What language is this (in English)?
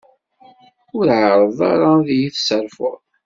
Kabyle